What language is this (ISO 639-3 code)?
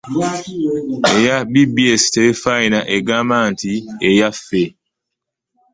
lug